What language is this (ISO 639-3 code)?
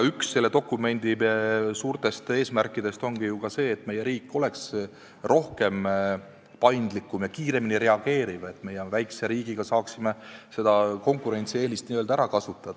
est